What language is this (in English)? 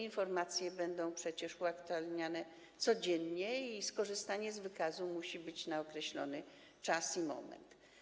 Polish